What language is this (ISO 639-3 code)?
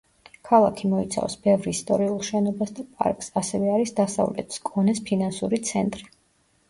kat